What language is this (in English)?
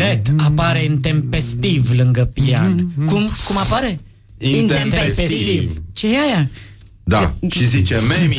Romanian